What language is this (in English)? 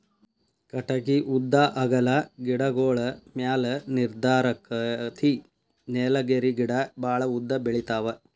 Kannada